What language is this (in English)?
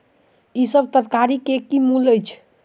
Maithili